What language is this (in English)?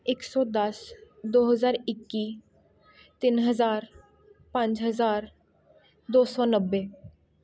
Punjabi